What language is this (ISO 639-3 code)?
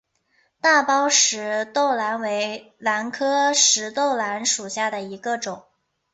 zho